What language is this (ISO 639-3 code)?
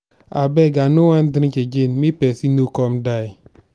pcm